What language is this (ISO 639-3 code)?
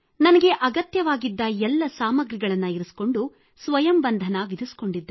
kan